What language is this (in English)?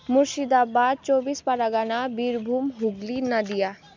Nepali